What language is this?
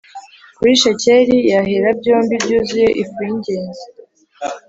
Kinyarwanda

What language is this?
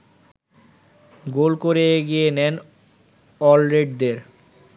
Bangla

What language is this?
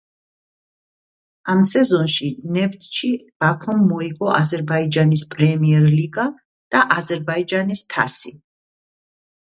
Georgian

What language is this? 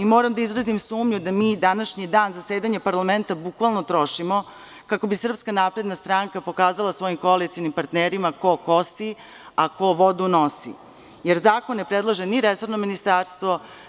Serbian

